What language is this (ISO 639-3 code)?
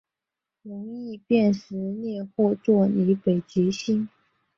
zho